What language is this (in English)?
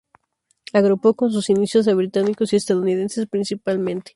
Spanish